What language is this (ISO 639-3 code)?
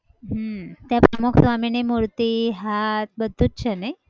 guj